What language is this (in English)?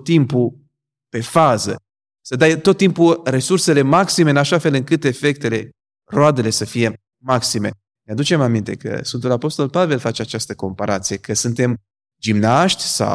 Romanian